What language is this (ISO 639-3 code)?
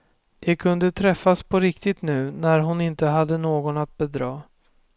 swe